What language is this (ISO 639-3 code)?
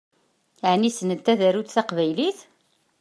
kab